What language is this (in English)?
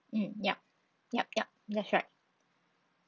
English